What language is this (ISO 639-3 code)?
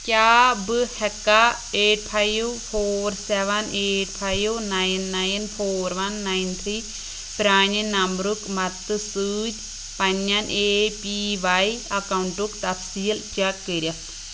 kas